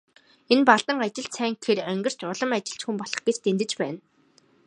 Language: Mongolian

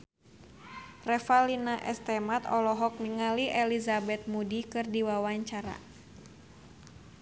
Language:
Sundanese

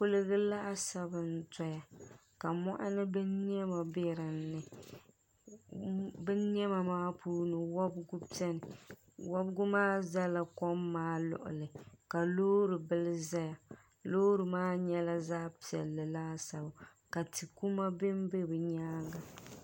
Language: Dagbani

